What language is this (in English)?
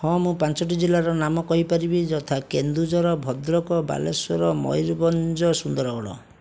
Odia